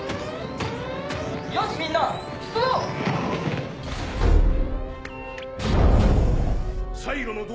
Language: Japanese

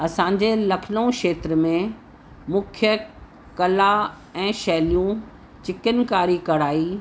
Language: Sindhi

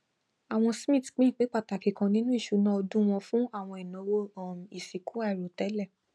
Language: Yoruba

